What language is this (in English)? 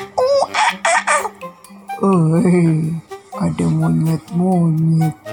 Indonesian